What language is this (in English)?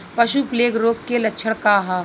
Bhojpuri